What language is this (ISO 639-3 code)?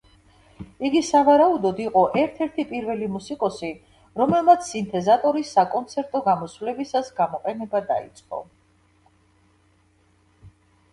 kat